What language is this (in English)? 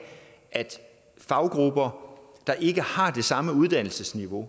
Danish